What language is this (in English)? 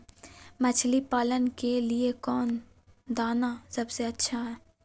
Magahi